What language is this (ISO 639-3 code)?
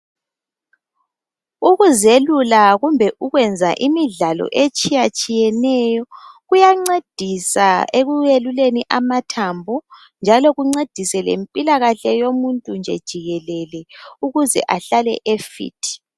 nde